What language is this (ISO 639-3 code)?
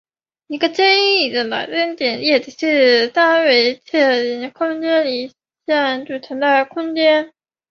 zho